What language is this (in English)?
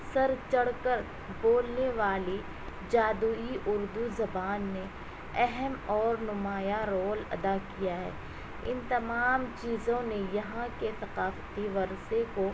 Urdu